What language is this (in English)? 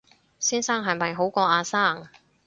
Cantonese